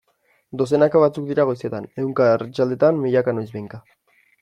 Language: Basque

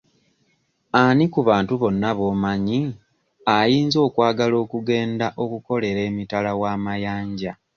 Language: Ganda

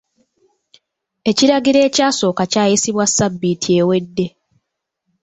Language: Ganda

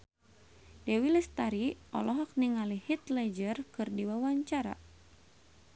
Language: Sundanese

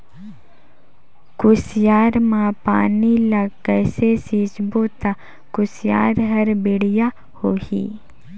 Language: Chhattisgarhi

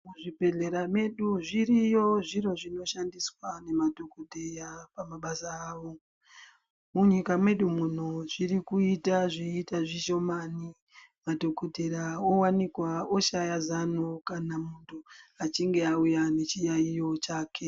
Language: Ndau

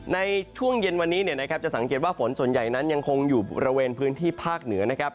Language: Thai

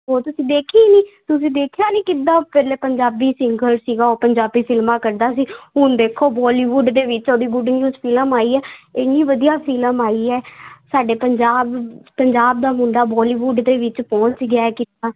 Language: Punjabi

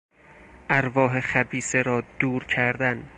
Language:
Persian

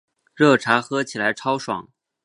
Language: Chinese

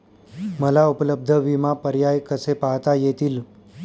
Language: Marathi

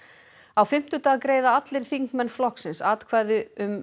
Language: Icelandic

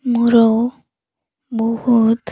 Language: Odia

